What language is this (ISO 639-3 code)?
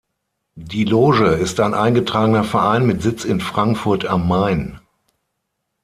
deu